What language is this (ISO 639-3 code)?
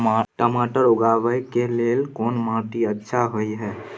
mai